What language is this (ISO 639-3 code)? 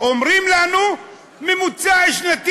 heb